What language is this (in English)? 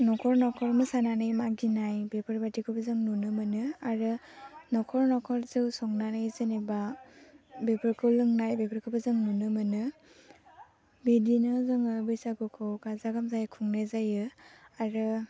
Bodo